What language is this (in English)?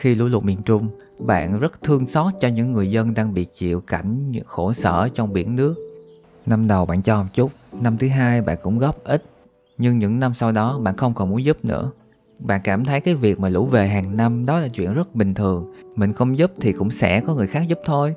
Vietnamese